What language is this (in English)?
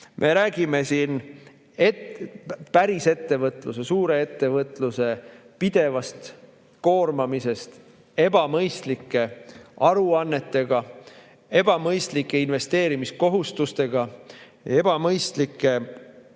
Estonian